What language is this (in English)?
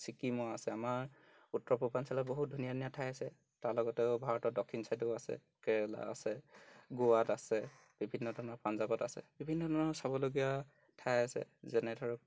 Assamese